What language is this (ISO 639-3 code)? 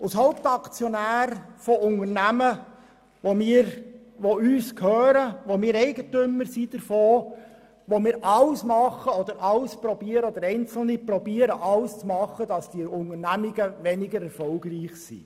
gsw